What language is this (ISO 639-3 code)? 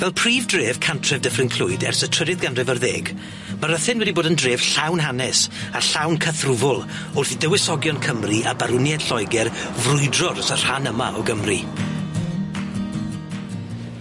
cym